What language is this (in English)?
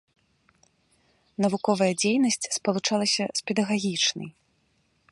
Belarusian